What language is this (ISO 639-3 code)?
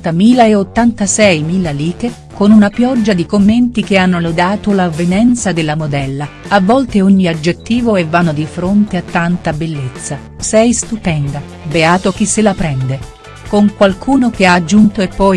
ita